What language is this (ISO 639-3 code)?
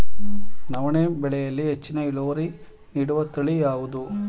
kan